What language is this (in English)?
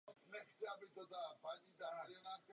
Czech